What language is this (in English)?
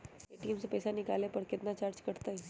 Magahi